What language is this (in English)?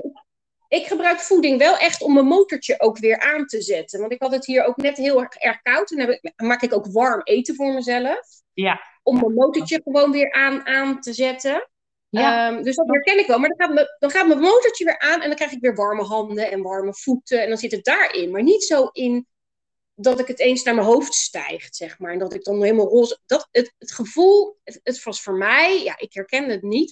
Dutch